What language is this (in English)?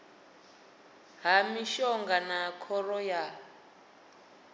Venda